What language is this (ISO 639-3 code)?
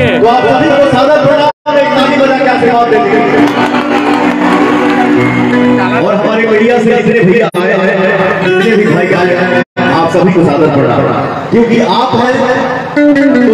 ara